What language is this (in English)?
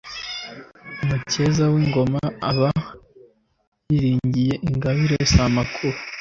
Kinyarwanda